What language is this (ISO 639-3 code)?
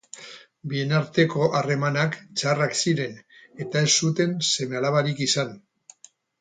eus